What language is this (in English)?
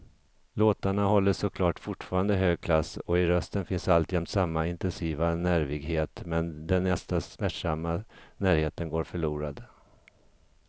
Swedish